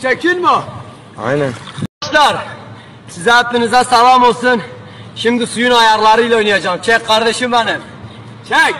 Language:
Turkish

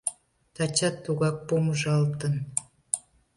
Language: Mari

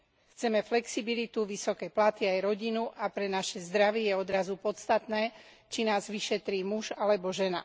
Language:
Slovak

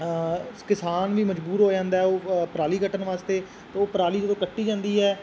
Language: Punjabi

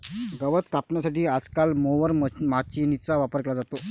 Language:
Marathi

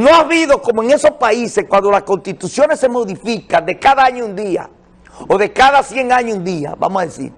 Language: Spanish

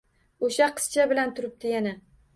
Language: Uzbek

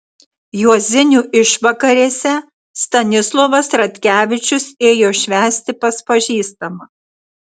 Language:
Lithuanian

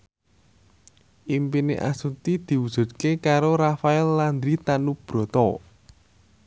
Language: Javanese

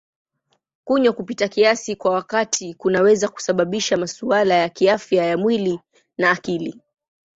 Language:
Swahili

